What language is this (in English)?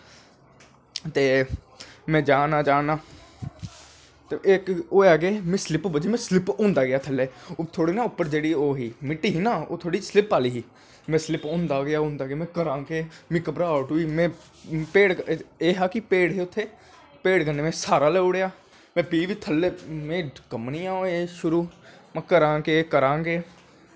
Dogri